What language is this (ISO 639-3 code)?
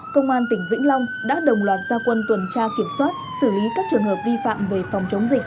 vie